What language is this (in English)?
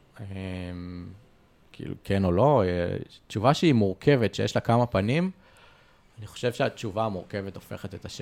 Hebrew